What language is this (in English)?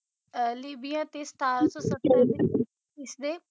Punjabi